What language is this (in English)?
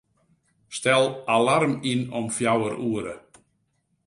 Western Frisian